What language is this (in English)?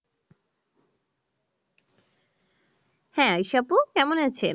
Bangla